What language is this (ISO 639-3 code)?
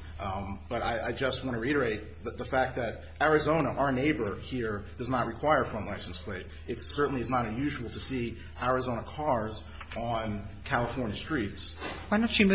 eng